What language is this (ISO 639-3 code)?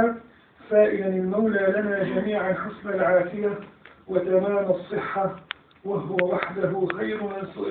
ara